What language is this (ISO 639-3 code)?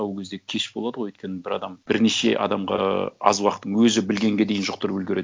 kaz